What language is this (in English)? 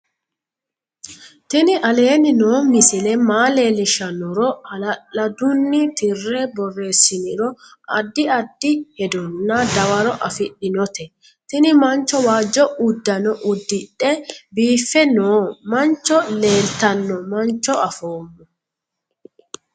Sidamo